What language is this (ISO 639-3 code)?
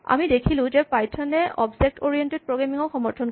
asm